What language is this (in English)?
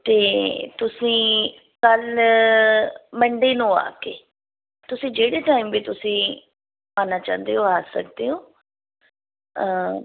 Punjabi